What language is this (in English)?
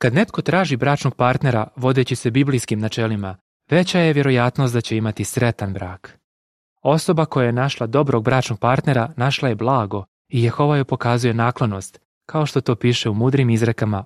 Croatian